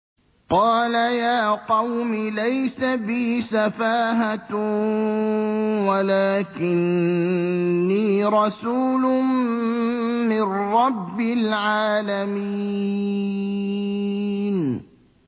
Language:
Arabic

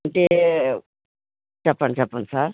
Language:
Telugu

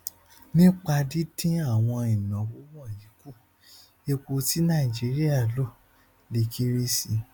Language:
Yoruba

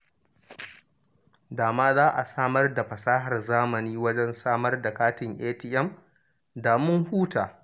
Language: Hausa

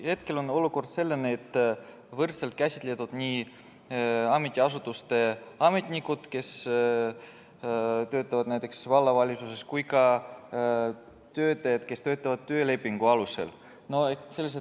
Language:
Estonian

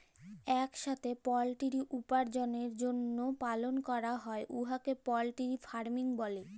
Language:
Bangla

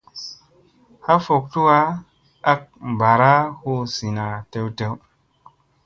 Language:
Musey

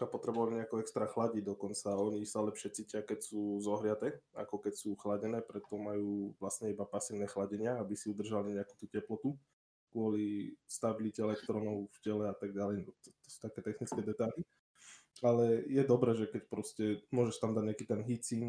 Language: Slovak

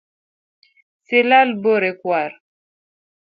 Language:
Luo (Kenya and Tanzania)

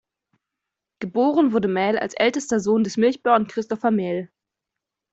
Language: German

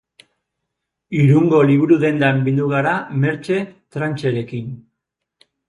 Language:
Basque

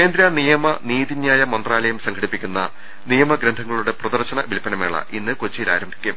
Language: Malayalam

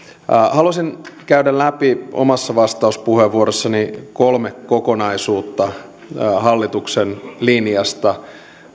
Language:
Finnish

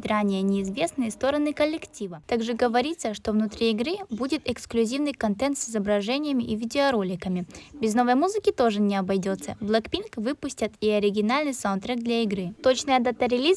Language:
Russian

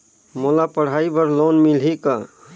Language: Chhattisgarhi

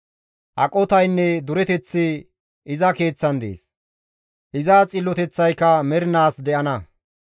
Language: Gamo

